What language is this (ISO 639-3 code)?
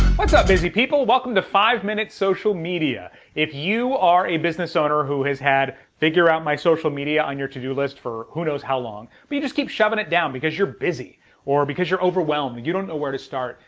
eng